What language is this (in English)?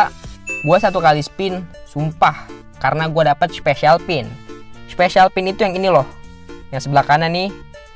Indonesian